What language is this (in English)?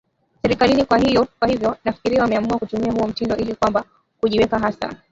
Swahili